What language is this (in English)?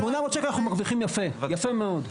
Hebrew